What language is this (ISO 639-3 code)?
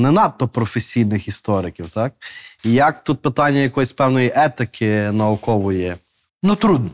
ukr